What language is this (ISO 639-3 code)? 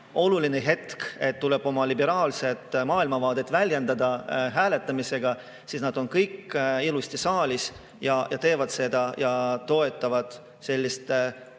est